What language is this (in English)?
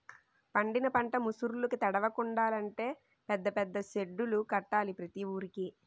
Telugu